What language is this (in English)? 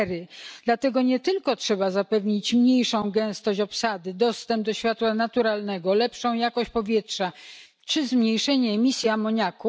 Polish